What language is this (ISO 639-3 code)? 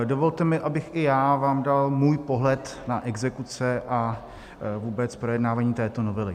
ces